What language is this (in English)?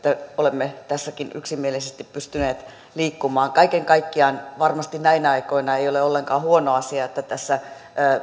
Finnish